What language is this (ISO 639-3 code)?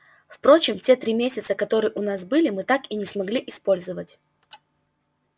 rus